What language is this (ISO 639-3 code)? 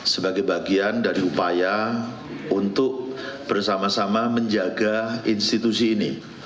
ind